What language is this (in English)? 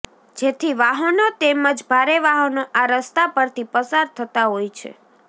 Gujarati